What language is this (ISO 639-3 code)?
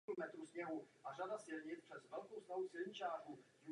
ces